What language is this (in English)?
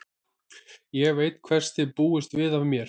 Icelandic